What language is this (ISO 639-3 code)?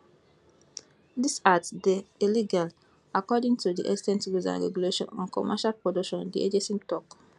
pcm